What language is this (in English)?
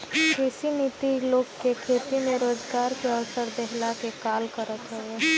Bhojpuri